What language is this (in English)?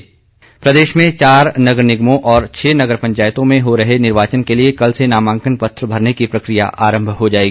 Hindi